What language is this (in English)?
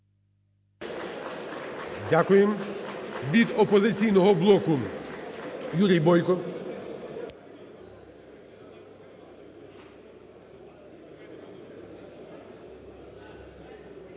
Ukrainian